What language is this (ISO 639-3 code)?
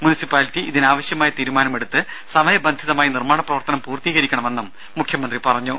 mal